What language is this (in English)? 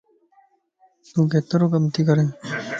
Lasi